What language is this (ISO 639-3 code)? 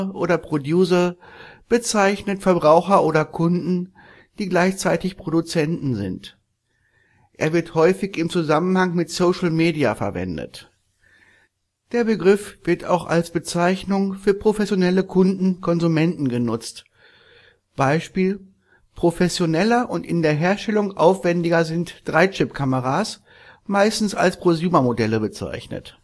deu